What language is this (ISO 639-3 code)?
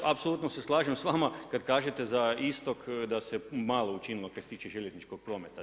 hrv